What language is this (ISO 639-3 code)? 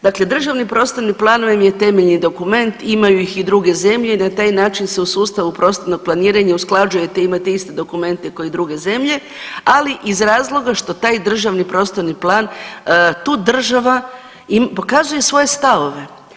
hrv